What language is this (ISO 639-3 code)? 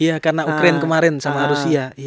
ind